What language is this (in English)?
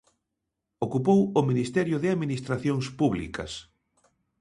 Galician